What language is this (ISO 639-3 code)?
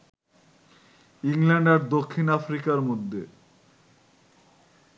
ben